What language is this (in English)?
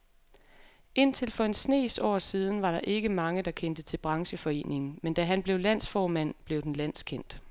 Danish